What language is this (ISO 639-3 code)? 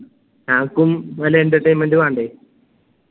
mal